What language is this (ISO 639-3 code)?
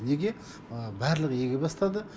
kaz